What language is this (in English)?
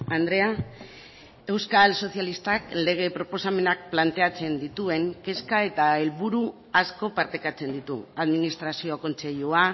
Basque